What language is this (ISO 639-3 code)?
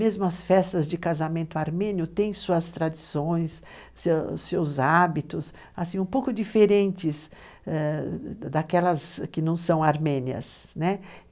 por